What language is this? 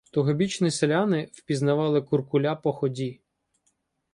Ukrainian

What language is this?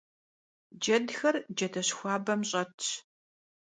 Kabardian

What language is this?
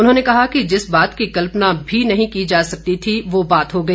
Hindi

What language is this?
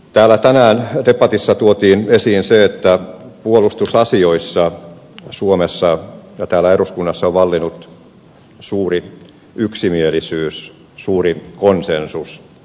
Finnish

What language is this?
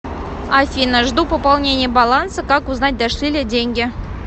Russian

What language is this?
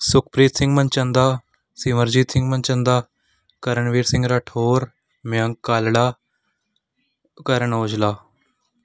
Punjabi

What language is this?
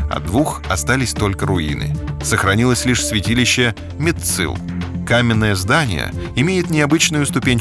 Russian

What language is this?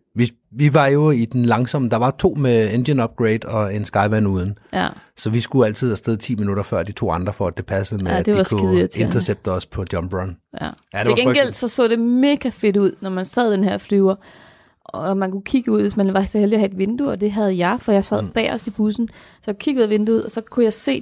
Danish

